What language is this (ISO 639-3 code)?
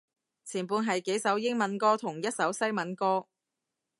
yue